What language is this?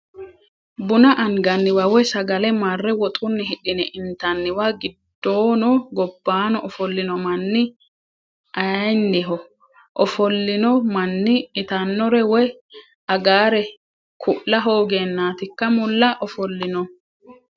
Sidamo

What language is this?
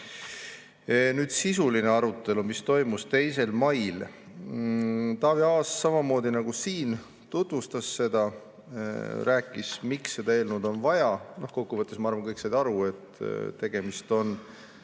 Estonian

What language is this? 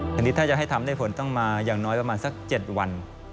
Thai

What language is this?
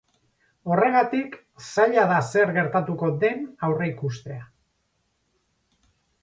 Basque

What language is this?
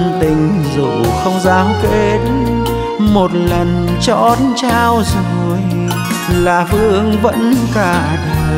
Vietnamese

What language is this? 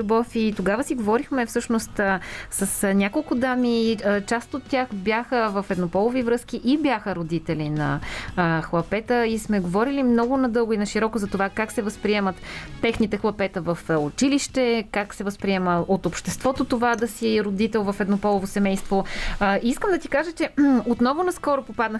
Bulgarian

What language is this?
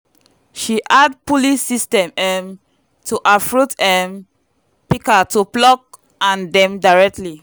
Nigerian Pidgin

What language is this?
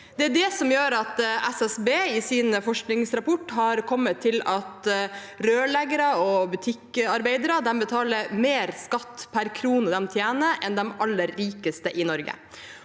Norwegian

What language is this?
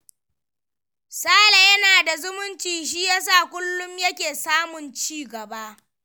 Hausa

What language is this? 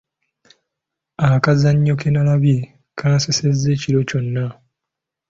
Ganda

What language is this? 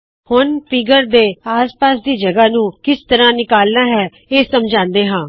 Punjabi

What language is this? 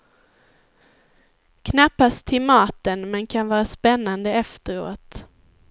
Swedish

